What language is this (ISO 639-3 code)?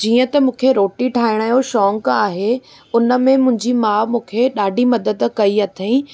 snd